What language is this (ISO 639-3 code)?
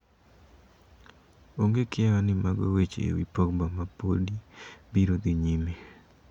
luo